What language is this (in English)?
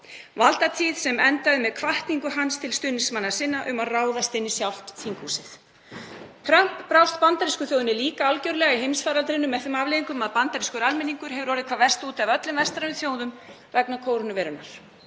Icelandic